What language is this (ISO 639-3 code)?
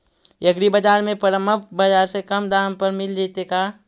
mag